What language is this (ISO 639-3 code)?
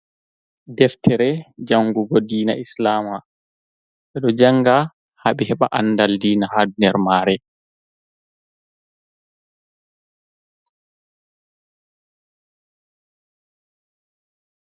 ful